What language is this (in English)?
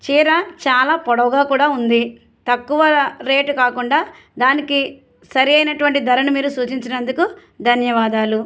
Telugu